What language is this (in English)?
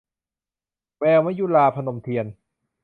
Thai